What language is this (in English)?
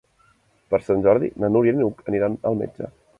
Catalan